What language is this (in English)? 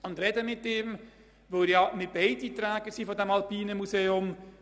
Swiss German